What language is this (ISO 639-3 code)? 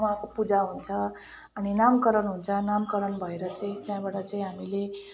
nep